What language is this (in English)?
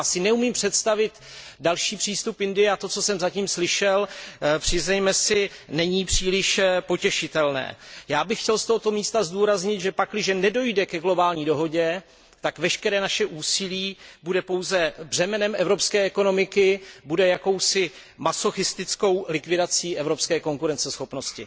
Czech